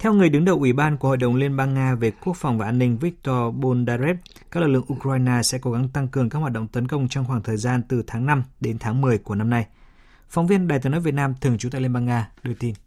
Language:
Vietnamese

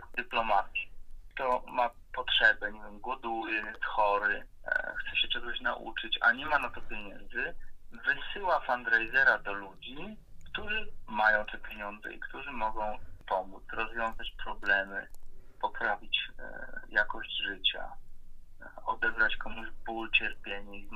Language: Polish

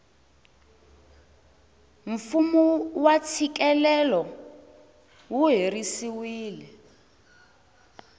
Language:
Tsonga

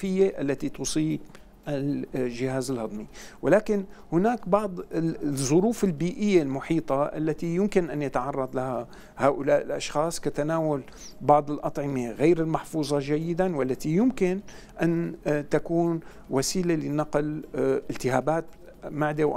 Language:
Arabic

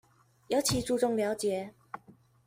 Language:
Chinese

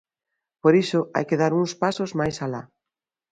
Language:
Galician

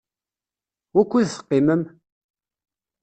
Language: Kabyle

